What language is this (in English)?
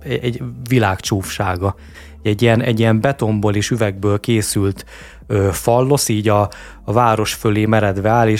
Hungarian